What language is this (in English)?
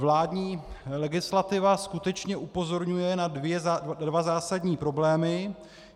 Czech